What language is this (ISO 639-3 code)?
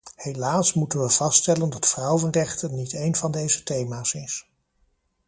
nld